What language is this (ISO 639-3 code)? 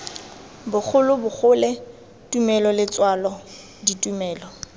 tsn